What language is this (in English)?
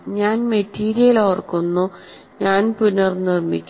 Malayalam